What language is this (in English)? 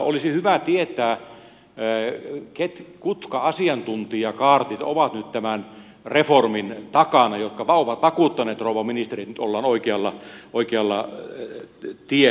Finnish